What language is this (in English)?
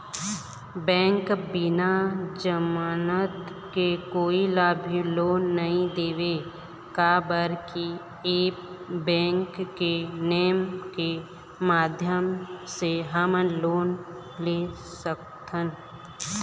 Chhattisgarhi